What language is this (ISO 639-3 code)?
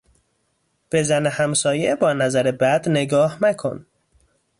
fas